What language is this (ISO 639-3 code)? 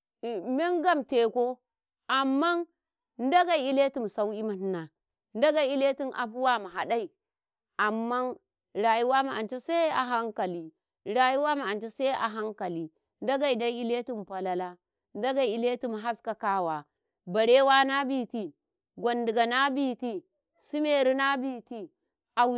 kai